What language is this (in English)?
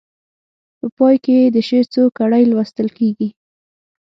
Pashto